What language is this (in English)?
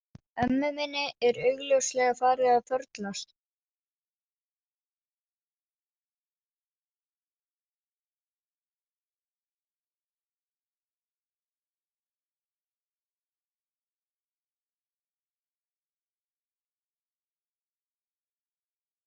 Icelandic